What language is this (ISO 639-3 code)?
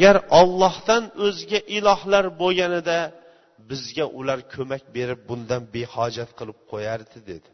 bul